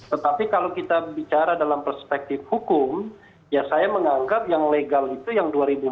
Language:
Indonesian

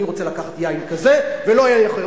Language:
Hebrew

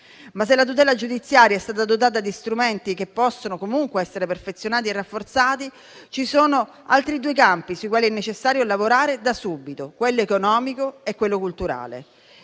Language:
Italian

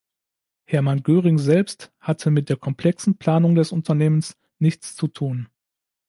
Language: German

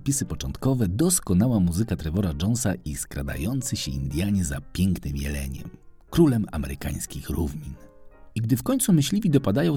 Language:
Polish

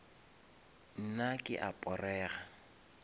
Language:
Northern Sotho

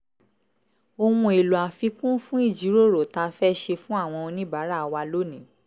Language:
Yoruba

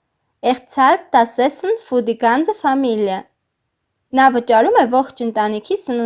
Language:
German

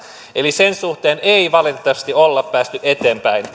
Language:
Finnish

